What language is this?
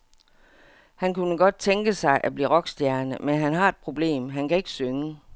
Danish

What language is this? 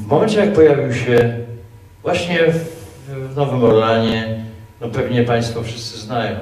Polish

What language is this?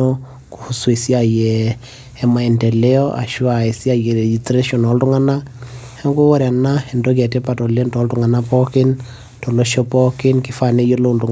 Masai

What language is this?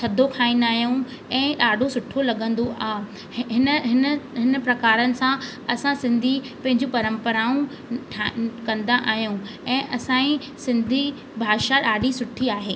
Sindhi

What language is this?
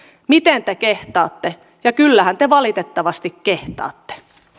Finnish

